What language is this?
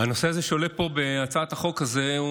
Hebrew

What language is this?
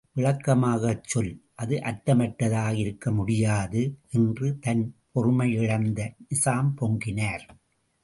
Tamil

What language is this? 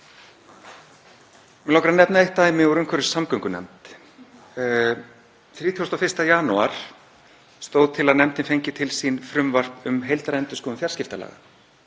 Icelandic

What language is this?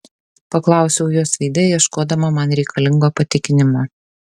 Lithuanian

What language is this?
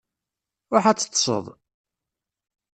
Kabyle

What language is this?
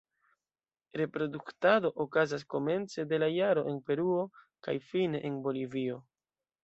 Esperanto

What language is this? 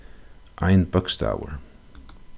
Faroese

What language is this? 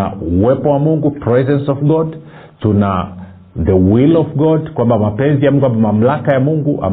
Swahili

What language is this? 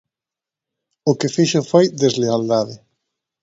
Galician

